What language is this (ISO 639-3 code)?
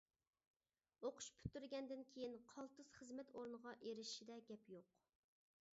uig